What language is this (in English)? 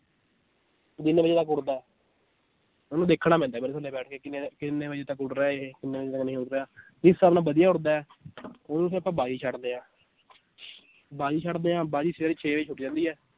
Punjabi